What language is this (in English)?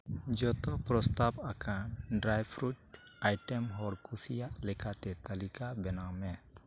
Santali